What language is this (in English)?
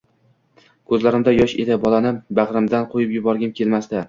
Uzbek